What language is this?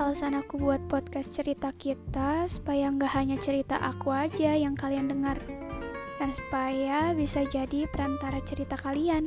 Indonesian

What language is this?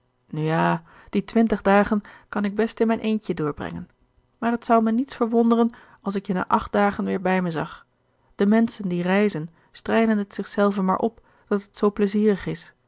Dutch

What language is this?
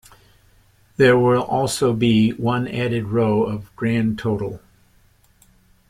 English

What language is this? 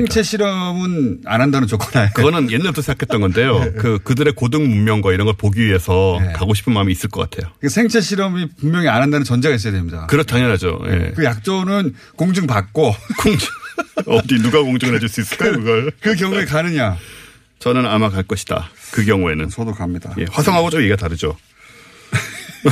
Korean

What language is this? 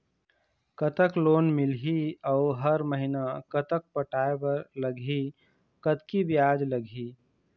Chhattisgarhi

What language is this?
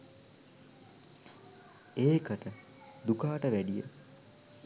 Sinhala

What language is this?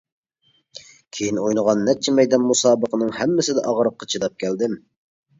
Uyghur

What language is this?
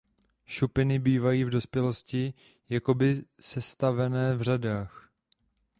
Czech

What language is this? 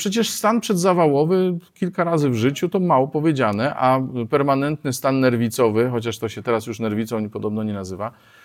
Polish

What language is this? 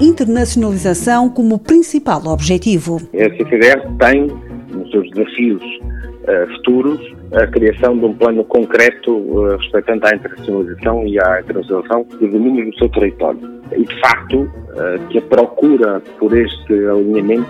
Portuguese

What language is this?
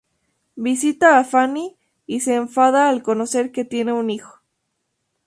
Spanish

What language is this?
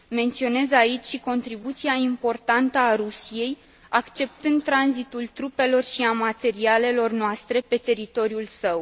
Romanian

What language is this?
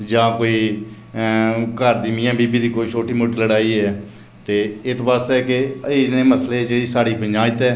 Dogri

